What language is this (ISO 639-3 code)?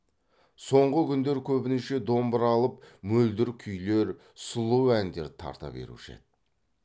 kaz